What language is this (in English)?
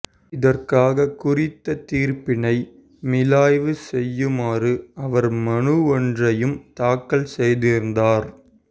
Tamil